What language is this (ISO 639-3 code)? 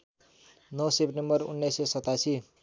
nep